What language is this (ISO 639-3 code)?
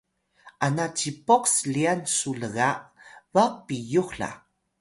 tay